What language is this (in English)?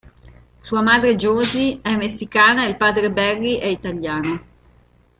Italian